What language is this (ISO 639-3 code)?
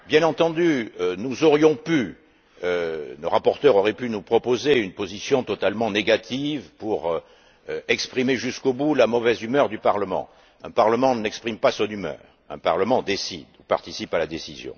fra